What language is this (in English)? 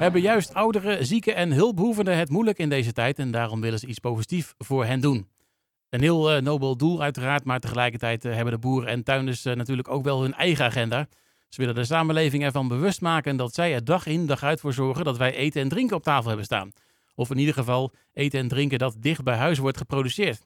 Dutch